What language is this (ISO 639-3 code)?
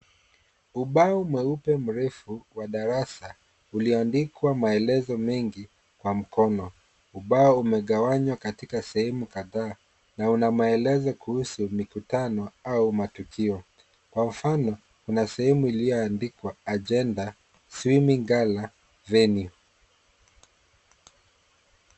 swa